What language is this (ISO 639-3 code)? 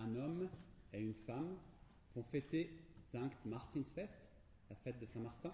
fra